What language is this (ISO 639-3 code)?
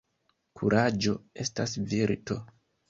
epo